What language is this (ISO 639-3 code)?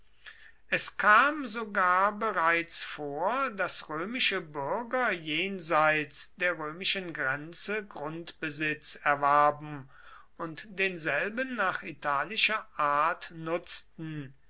deu